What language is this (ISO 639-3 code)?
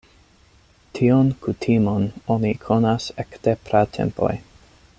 epo